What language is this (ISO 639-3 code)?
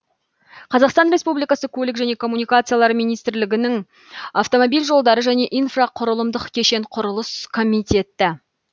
kaz